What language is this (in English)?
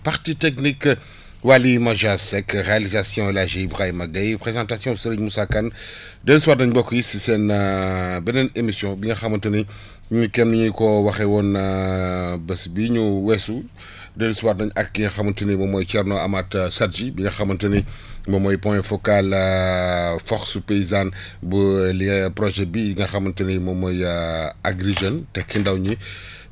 Wolof